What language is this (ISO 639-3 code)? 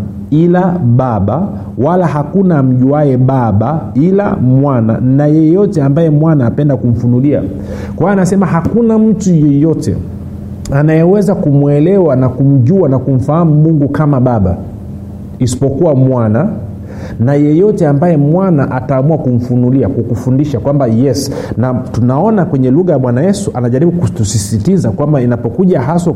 swa